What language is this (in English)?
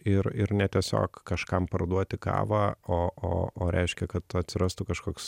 Lithuanian